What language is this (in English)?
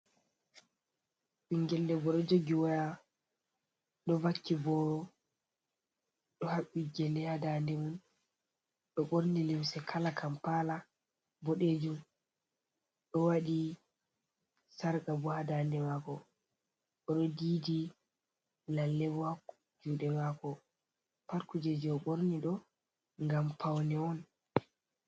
Fula